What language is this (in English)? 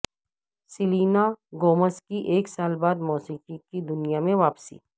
Urdu